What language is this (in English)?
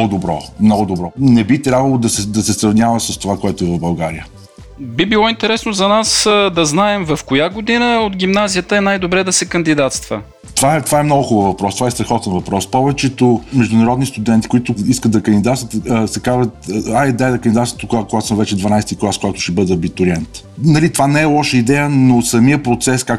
Bulgarian